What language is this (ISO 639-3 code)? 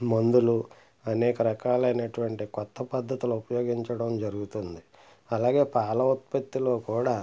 tel